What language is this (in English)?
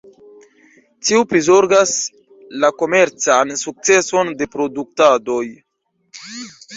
Esperanto